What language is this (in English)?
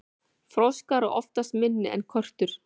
Icelandic